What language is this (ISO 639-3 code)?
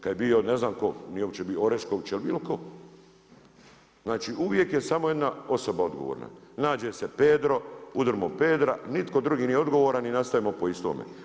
hrv